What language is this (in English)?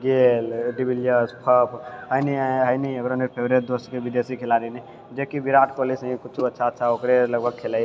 Maithili